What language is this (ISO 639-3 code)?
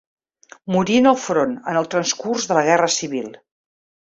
cat